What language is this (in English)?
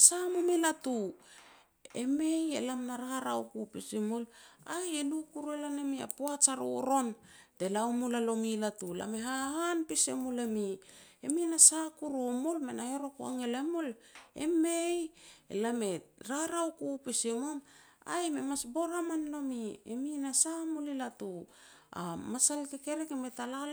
Petats